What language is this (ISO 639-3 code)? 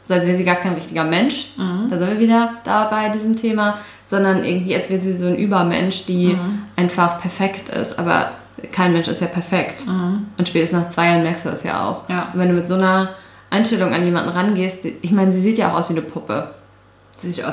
deu